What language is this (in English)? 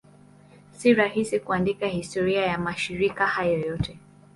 Swahili